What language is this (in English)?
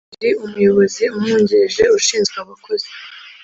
Kinyarwanda